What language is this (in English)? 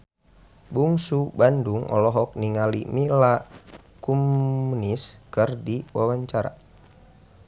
Sundanese